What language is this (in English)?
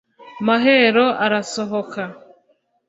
Kinyarwanda